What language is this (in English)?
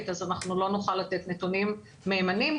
Hebrew